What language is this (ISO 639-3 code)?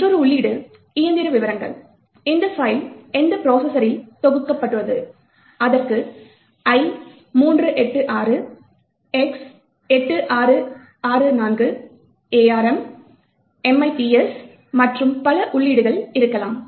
tam